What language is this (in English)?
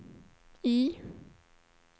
Swedish